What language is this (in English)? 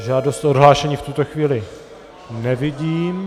Czech